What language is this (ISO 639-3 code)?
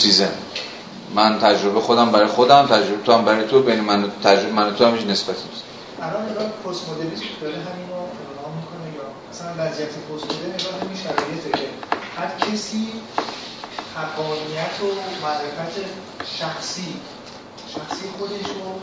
fas